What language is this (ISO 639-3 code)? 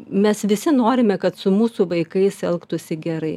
lit